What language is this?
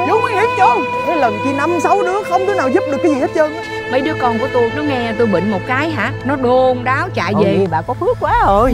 Vietnamese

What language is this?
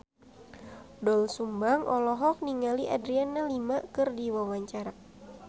Sundanese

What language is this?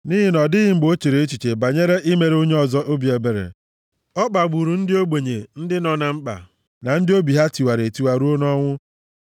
Igbo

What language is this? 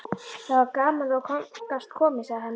Icelandic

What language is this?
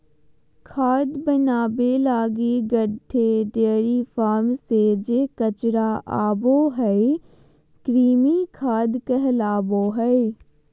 Magahi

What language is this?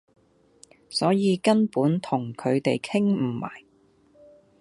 Cantonese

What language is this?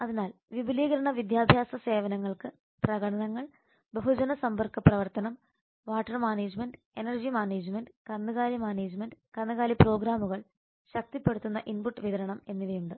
Malayalam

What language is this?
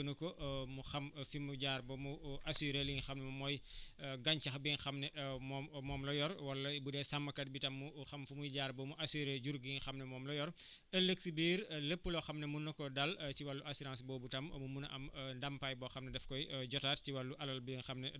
Wolof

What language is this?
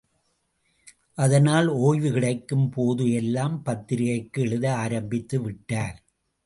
Tamil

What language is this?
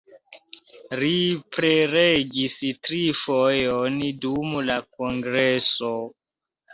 Esperanto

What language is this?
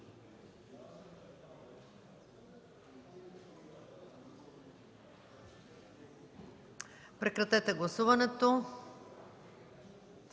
Bulgarian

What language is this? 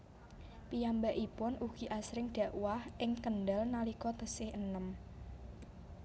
Javanese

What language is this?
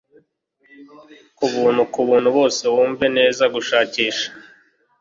Kinyarwanda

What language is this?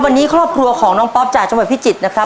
Thai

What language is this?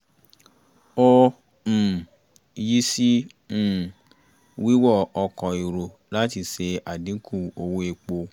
Yoruba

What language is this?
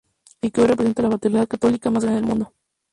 Spanish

